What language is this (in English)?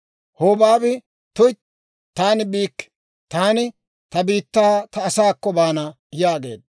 Dawro